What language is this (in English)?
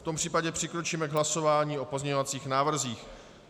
Czech